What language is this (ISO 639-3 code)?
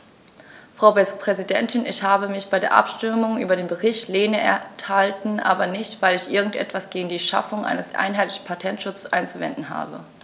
deu